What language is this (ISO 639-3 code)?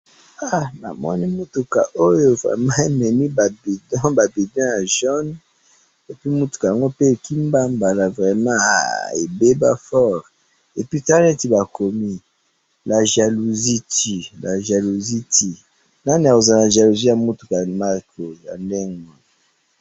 lin